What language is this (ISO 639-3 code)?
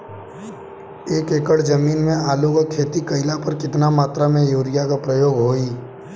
bho